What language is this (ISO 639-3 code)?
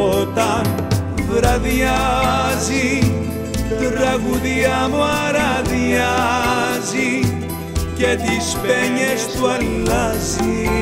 ell